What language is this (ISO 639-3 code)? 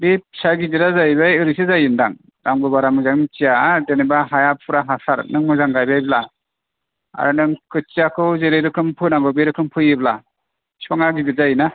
brx